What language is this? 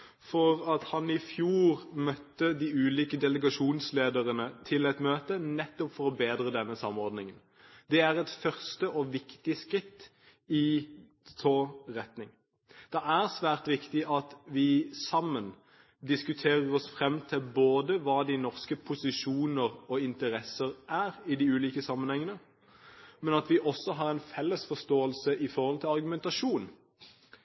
Norwegian Bokmål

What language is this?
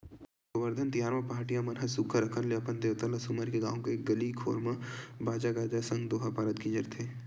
Chhattisgarhi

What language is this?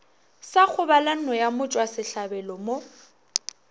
Northern Sotho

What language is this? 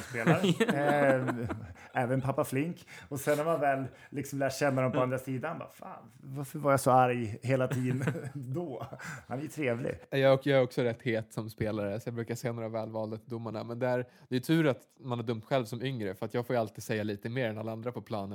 Swedish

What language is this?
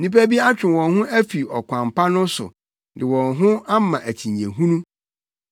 Akan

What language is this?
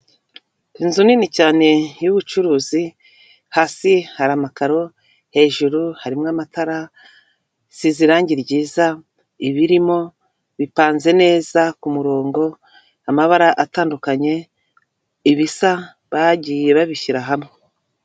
Kinyarwanda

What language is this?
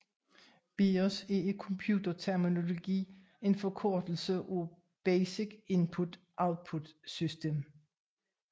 Danish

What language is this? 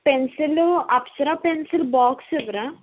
Telugu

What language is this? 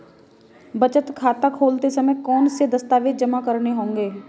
Hindi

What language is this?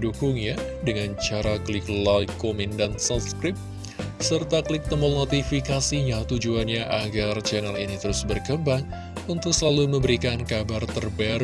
Indonesian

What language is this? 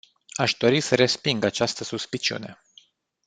Romanian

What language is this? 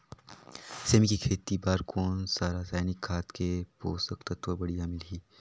Chhattisgarhi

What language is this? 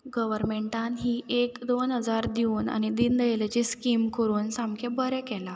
Konkani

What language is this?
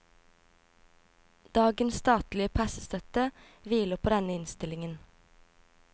Norwegian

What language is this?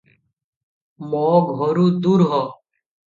Odia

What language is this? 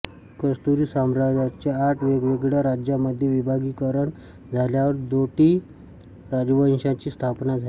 Marathi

